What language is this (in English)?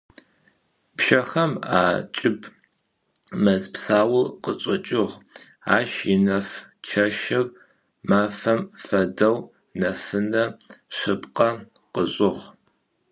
Adyghe